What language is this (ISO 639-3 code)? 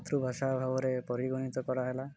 ori